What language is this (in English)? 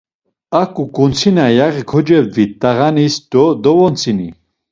Laz